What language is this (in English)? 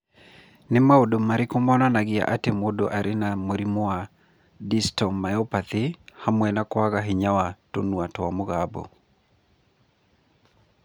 Kikuyu